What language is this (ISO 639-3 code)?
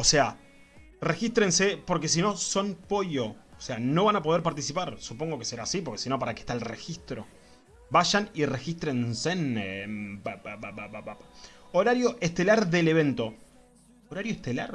spa